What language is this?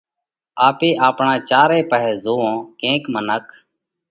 Parkari Koli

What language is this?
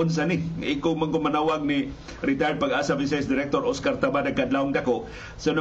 Filipino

